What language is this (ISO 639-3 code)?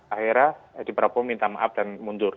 ind